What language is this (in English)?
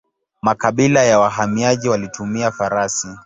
Swahili